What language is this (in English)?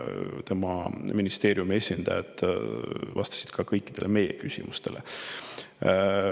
Estonian